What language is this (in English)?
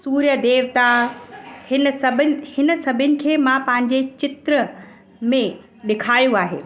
Sindhi